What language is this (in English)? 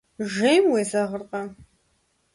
Kabardian